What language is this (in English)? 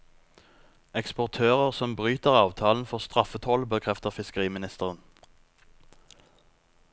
Norwegian